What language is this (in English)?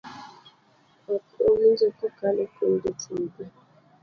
Luo (Kenya and Tanzania)